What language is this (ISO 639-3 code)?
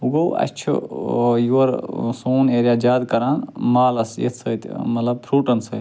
kas